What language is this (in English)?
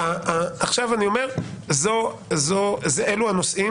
Hebrew